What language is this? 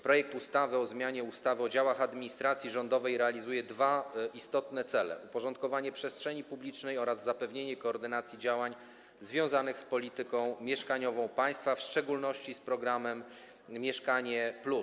Polish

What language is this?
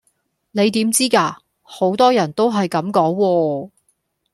Cantonese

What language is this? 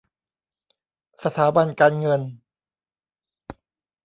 Thai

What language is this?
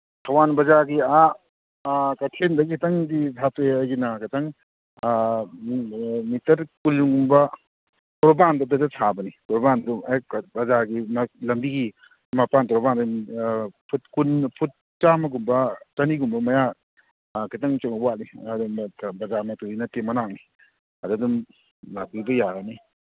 Manipuri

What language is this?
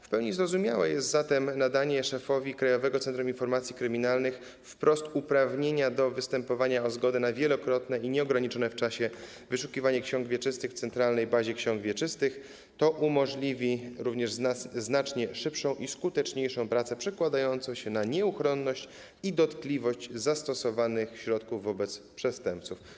Polish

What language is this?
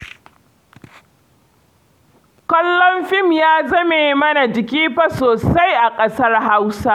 Hausa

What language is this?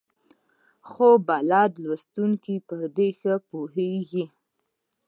Pashto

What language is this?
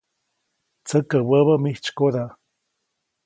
Copainalá Zoque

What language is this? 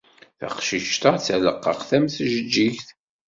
Kabyle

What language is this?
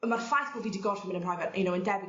Welsh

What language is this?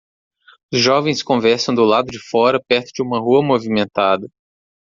Portuguese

